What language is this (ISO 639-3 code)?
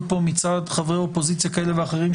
heb